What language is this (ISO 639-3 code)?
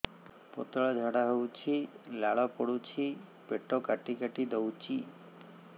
ori